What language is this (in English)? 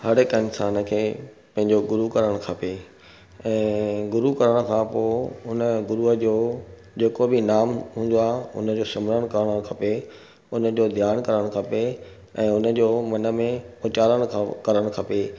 Sindhi